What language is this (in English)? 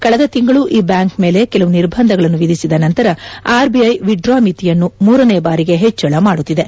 Kannada